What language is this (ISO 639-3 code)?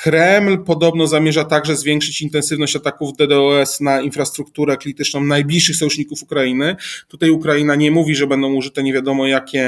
pol